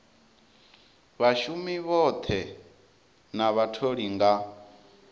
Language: Venda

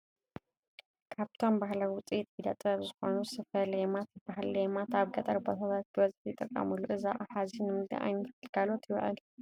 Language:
Tigrinya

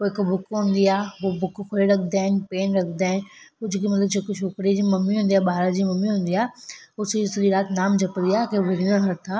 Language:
Sindhi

